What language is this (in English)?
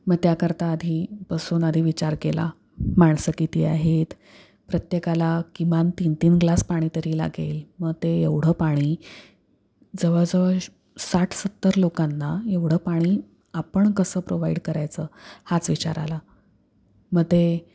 Marathi